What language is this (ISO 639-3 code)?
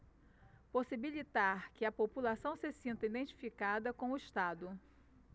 por